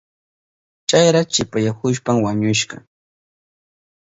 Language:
Southern Pastaza Quechua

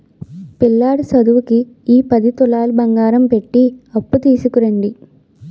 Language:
Telugu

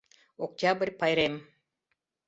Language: Mari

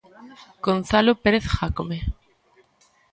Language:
Galician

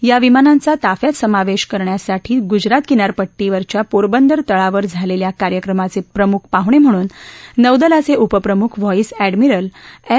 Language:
Marathi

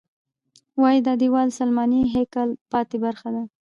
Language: Pashto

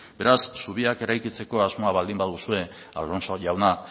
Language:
Basque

